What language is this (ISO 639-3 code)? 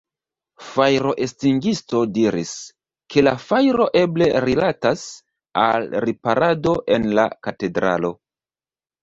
epo